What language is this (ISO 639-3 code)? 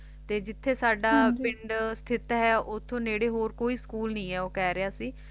pan